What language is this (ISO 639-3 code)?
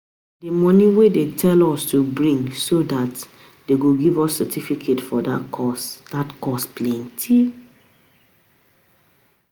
pcm